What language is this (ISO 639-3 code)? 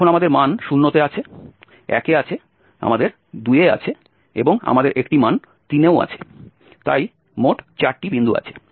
ben